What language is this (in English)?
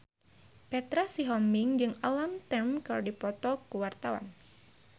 Sundanese